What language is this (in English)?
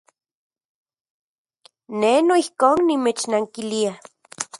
Central Puebla Nahuatl